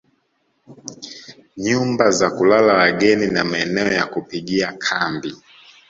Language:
Swahili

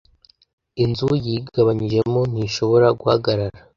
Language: Kinyarwanda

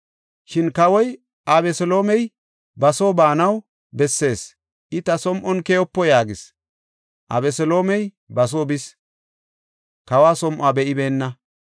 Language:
Gofa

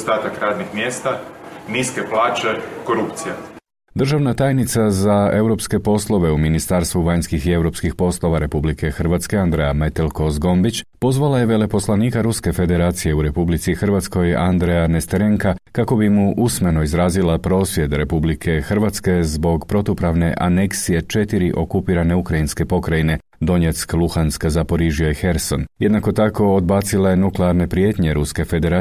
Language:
Croatian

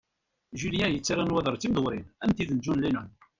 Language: Kabyle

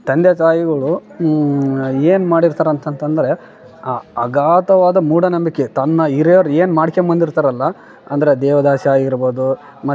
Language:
Kannada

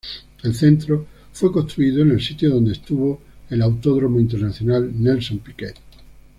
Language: Spanish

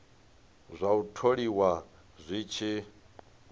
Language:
Venda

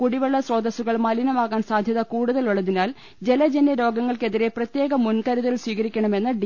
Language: Malayalam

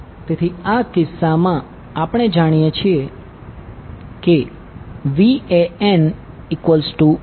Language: Gujarati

